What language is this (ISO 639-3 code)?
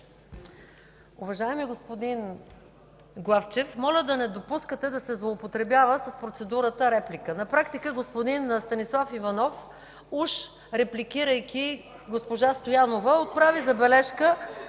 bul